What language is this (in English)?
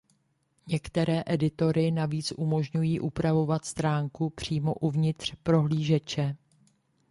Czech